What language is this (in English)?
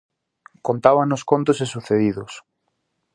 Galician